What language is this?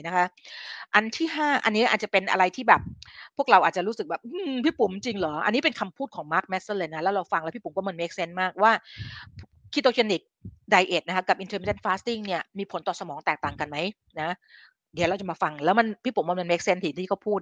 Thai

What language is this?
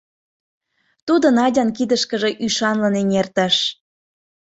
Mari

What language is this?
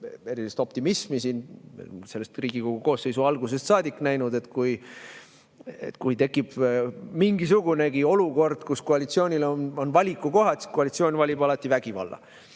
Estonian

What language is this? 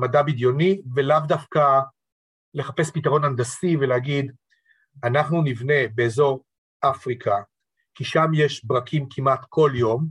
Hebrew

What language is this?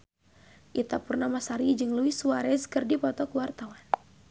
Sundanese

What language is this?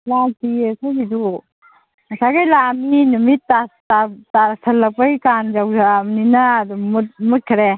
Manipuri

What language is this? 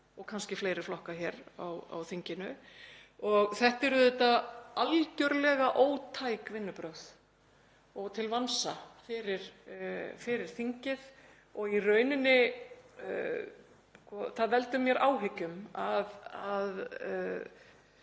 Icelandic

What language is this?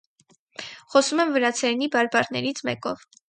Armenian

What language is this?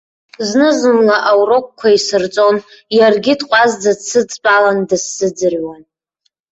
Abkhazian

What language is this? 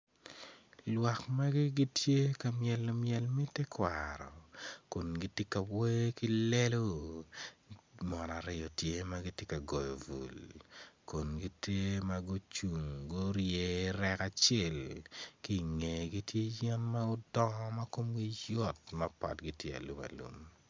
Acoli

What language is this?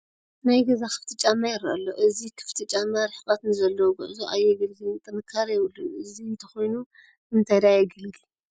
Tigrinya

